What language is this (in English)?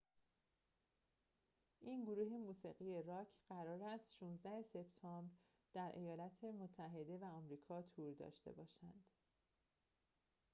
Persian